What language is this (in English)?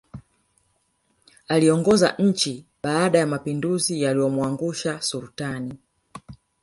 Swahili